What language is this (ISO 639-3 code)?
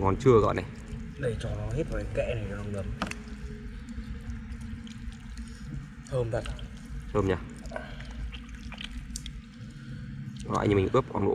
vie